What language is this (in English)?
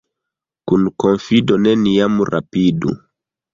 Esperanto